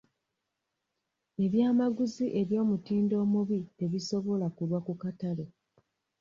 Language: Ganda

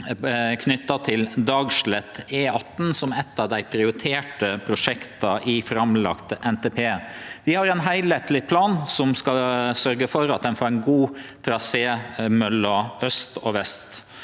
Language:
Norwegian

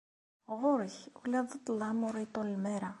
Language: Kabyle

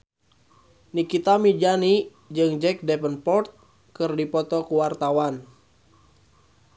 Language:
Sundanese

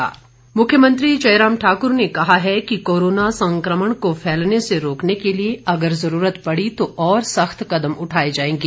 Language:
Hindi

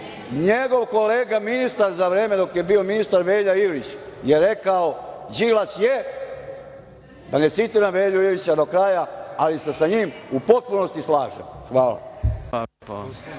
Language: Serbian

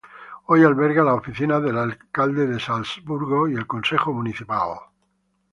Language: Spanish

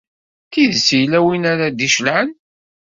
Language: Kabyle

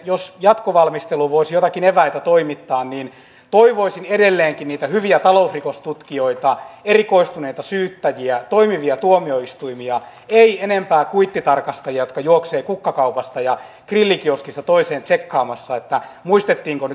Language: Finnish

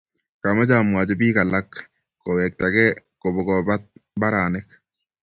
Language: Kalenjin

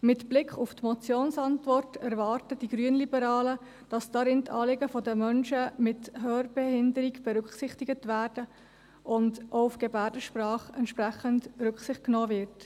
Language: Swiss German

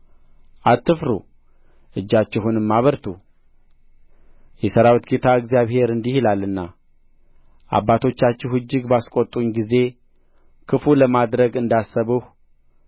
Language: Amharic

